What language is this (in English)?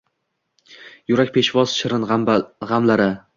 Uzbek